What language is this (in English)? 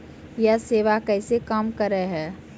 Maithili